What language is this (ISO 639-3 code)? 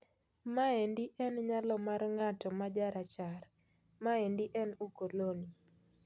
luo